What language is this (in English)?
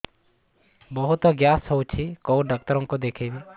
Odia